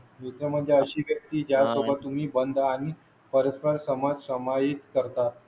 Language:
Marathi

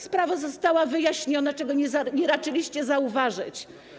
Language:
Polish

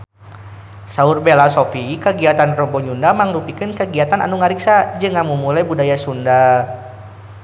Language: Sundanese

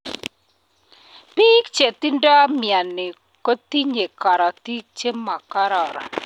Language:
Kalenjin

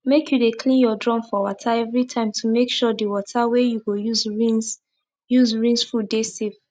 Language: Nigerian Pidgin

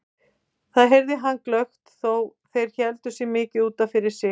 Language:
Icelandic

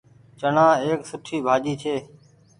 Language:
Goaria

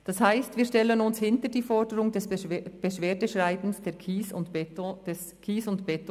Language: Swiss German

